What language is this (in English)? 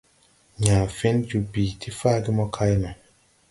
Tupuri